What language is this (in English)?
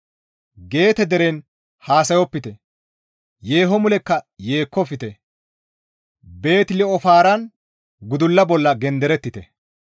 Gamo